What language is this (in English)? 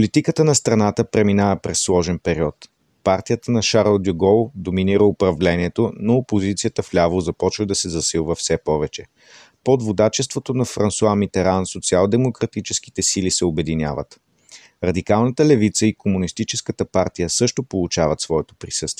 Bulgarian